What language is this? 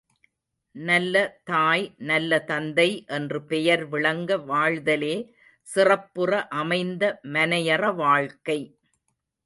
Tamil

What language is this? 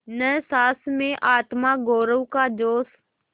Hindi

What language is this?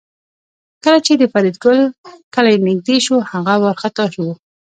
Pashto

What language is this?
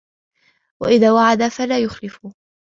Arabic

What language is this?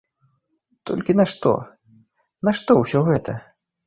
Belarusian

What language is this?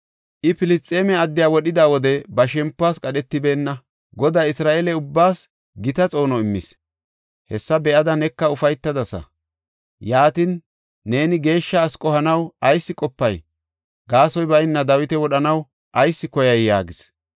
Gofa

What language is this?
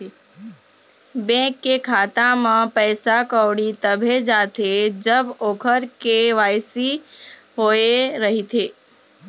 Chhattisgarhi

